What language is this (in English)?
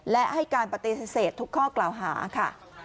Thai